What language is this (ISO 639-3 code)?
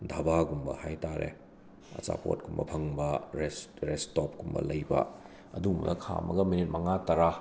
mni